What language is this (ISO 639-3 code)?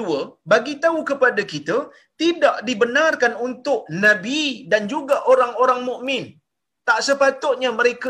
msa